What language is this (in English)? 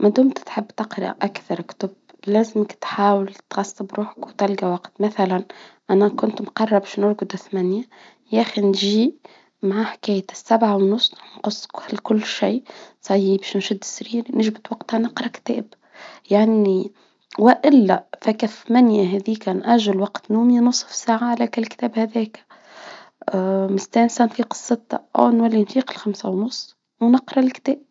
Tunisian Arabic